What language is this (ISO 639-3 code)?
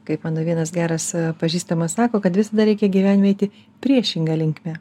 lit